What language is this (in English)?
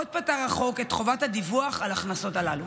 Hebrew